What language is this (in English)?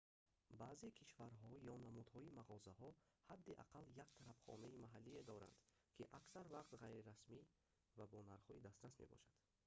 Tajik